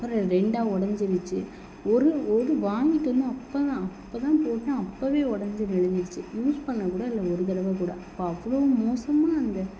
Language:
Tamil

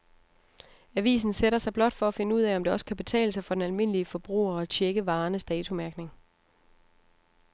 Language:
Danish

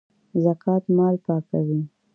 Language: Pashto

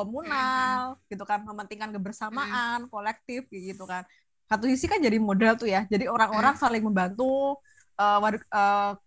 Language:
Indonesian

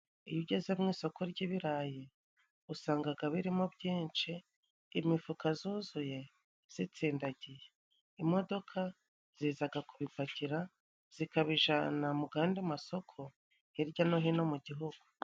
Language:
Kinyarwanda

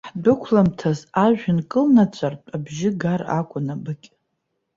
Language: Abkhazian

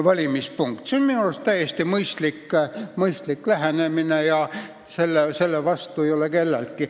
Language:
Estonian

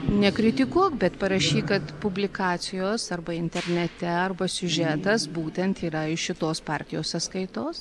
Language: Lithuanian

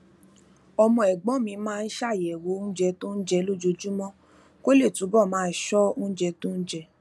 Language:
Yoruba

